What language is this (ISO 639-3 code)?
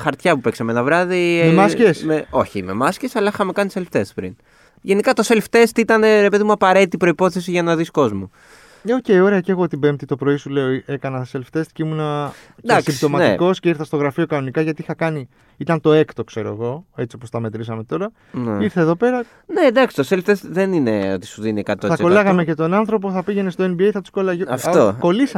ell